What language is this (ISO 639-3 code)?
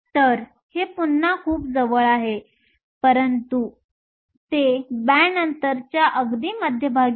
mar